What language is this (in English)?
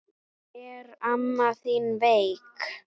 Icelandic